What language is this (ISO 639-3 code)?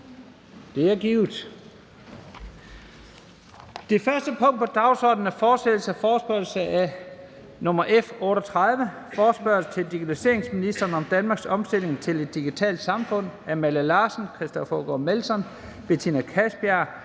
dan